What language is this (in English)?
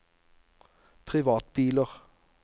Norwegian